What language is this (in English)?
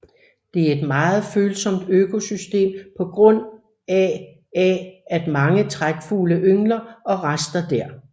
Danish